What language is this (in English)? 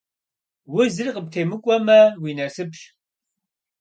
Kabardian